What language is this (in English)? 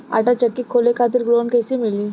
Bhojpuri